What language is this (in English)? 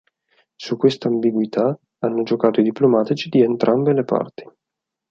Italian